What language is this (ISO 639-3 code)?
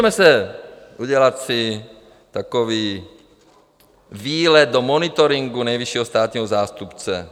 ces